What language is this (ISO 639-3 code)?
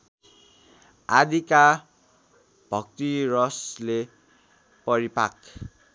nep